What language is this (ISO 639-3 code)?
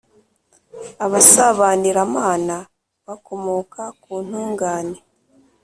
kin